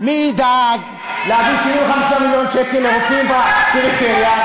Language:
Hebrew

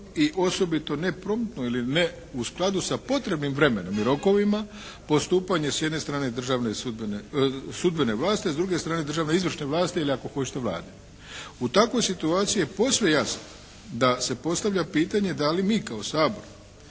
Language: Croatian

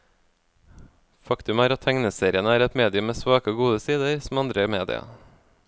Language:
Norwegian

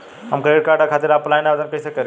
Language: Bhojpuri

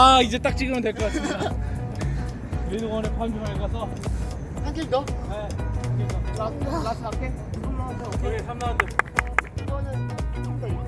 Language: Korean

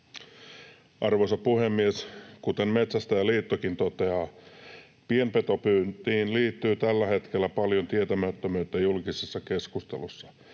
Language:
Finnish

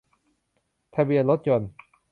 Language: Thai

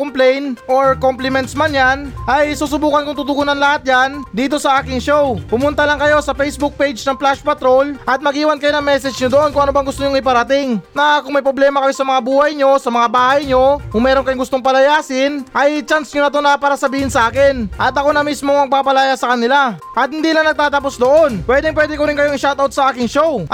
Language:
Filipino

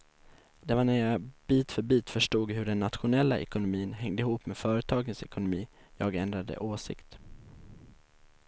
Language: Swedish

